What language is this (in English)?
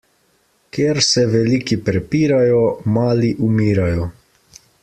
Slovenian